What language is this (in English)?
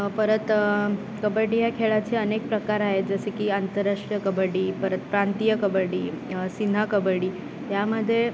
Marathi